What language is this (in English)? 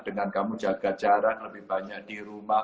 Indonesian